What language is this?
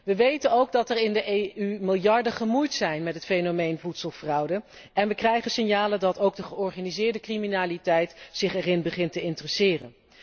Dutch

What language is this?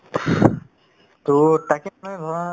Assamese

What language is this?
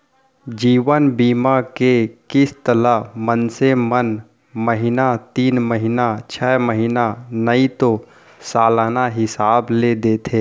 Chhattisgarhi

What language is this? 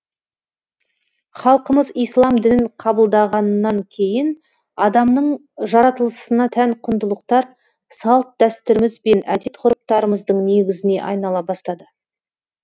Kazakh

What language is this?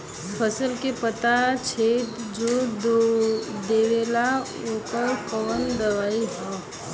Bhojpuri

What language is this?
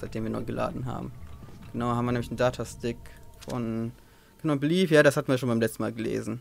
German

